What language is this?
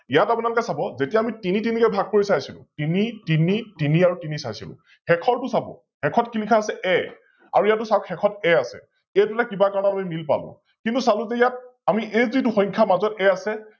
Assamese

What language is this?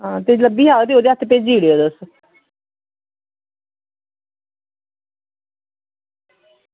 Dogri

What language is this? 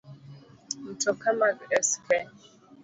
Luo (Kenya and Tanzania)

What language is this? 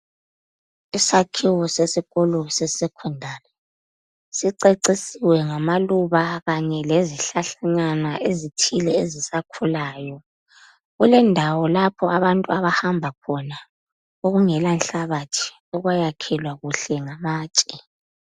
North Ndebele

